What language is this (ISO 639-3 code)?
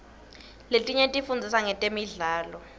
ssw